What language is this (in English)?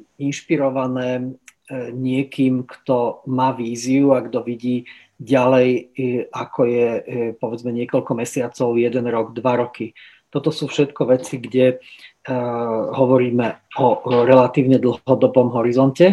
Slovak